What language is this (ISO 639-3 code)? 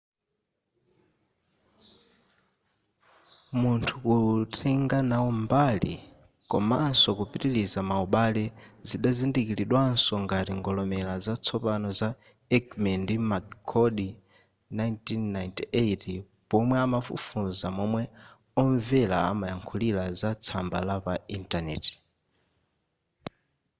nya